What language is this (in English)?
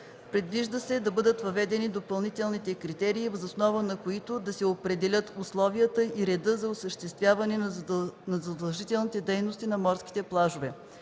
Bulgarian